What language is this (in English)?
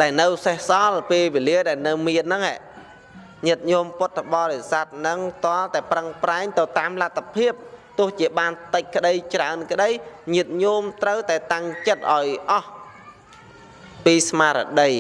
Vietnamese